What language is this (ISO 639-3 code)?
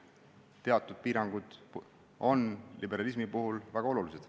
est